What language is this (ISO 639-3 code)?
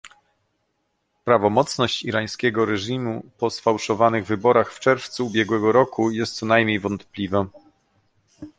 pol